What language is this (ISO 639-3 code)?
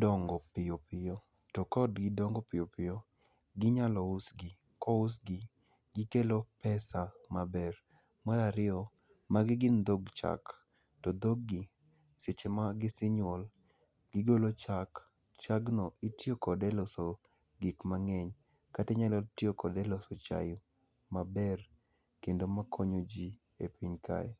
luo